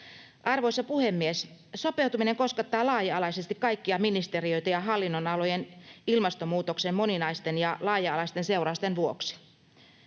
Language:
Finnish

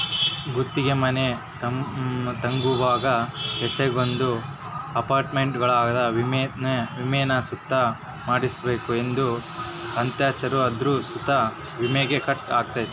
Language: Kannada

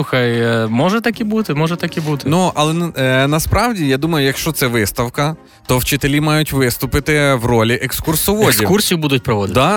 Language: Ukrainian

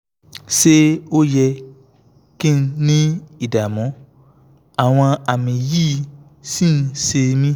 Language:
Yoruba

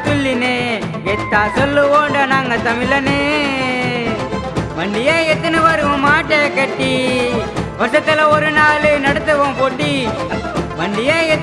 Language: Hindi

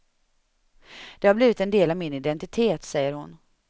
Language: Swedish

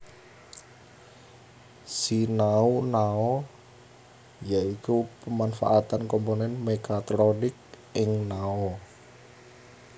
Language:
Javanese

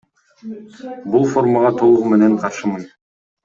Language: Kyrgyz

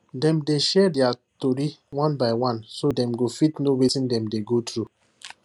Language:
Nigerian Pidgin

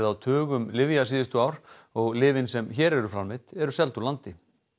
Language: Icelandic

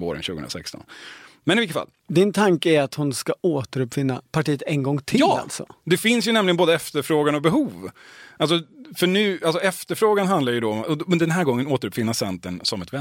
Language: Swedish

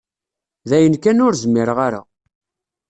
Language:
Kabyle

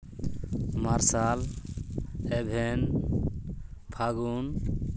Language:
Santali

